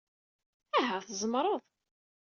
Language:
Kabyle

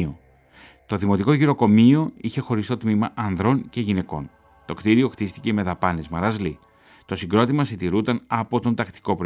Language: Greek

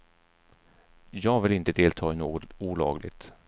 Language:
Swedish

